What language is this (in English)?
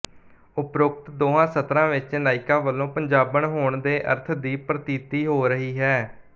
Punjabi